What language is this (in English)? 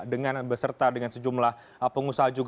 Indonesian